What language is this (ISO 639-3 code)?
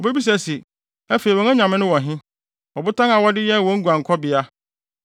aka